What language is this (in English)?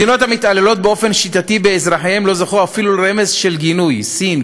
Hebrew